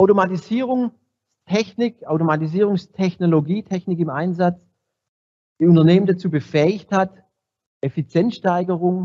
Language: German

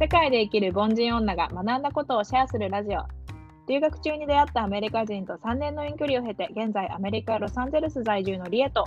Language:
Japanese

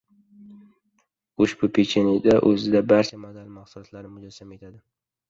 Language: Uzbek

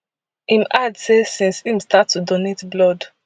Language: Nigerian Pidgin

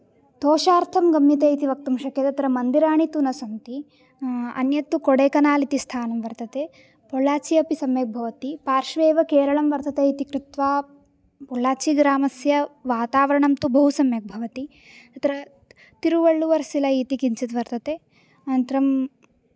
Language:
Sanskrit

